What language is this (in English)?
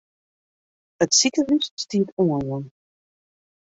Western Frisian